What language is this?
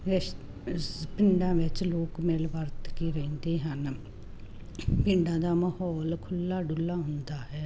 Punjabi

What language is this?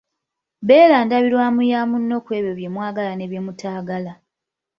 Ganda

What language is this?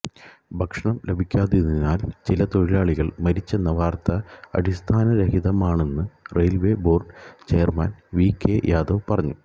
Malayalam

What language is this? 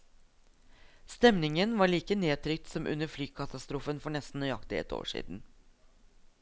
Norwegian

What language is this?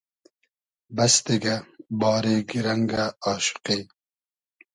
Hazaragi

